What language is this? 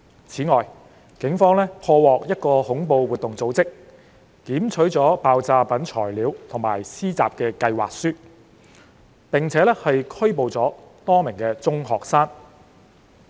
Cantonese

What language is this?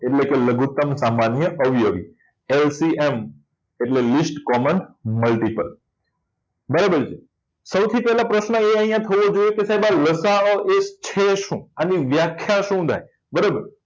Gujarati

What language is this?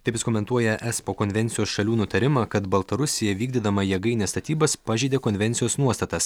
Lithuanian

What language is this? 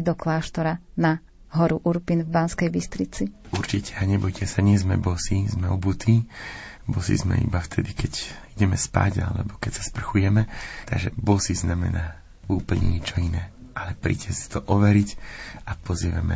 Slovak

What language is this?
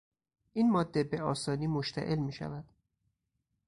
Persian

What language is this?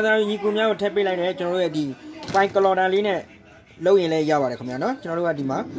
Hindi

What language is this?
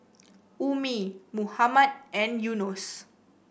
English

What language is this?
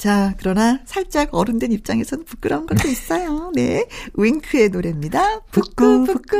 Korean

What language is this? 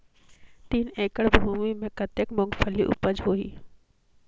Chhattisgarhi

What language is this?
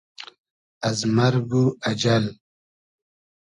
Hazaragi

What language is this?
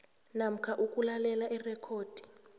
South Ndebele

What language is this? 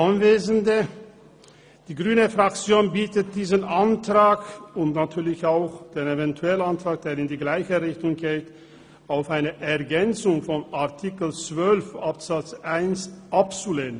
Swiss German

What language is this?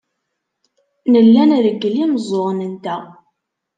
Kabyle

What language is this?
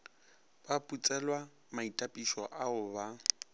Northern Sotho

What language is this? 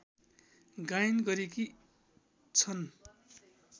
Nepali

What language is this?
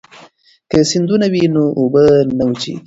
Pashto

